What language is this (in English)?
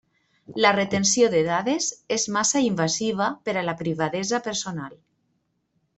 Catalan